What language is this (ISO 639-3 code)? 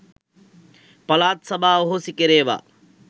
sin